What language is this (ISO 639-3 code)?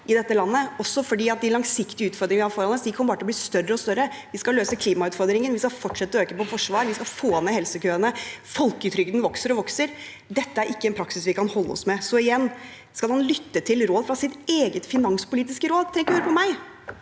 nor